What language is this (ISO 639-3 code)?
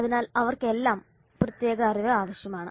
mal